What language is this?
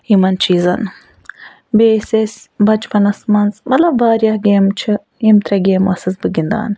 Kashmiri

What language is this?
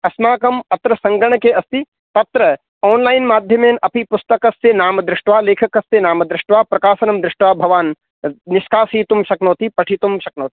Sanskrit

